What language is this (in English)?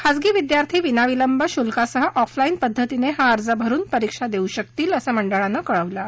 Marathi